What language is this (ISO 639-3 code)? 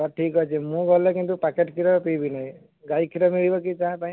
ori